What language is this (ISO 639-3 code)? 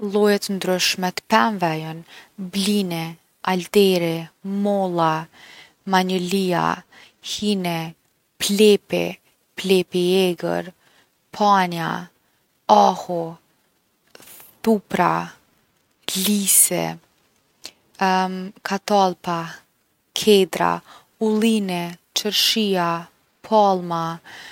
aln